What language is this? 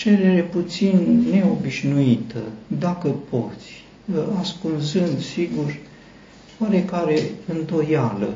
Romanian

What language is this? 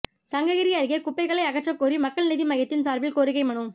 Tamil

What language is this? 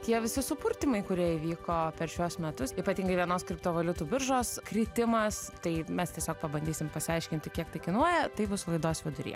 Lithuanian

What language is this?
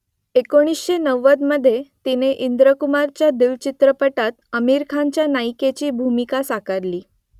Marathi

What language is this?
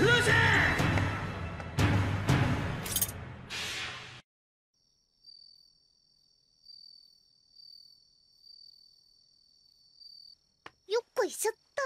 Japanese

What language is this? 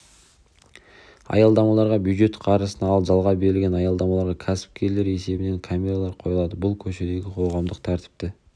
Kazakh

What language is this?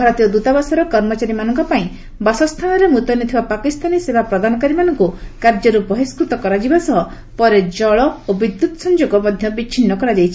Odia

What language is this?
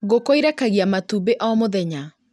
Kikuyu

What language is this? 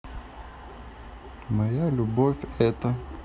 Russian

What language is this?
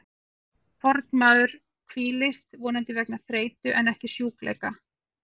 Icelandic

